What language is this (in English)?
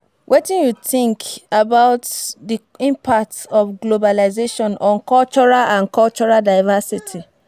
Nigerian Pidgin